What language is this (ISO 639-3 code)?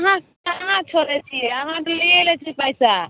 mai